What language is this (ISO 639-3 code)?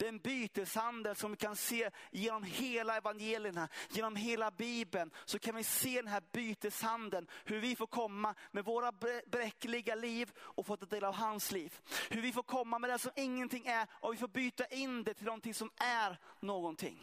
swe